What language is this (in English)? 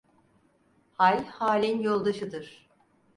Turkish